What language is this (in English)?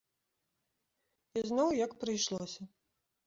Belarusian